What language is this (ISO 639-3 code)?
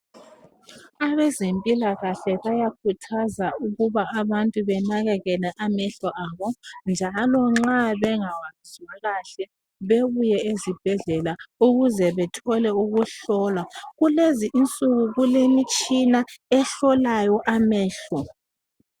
nde